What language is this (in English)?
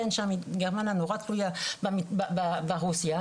Hebrew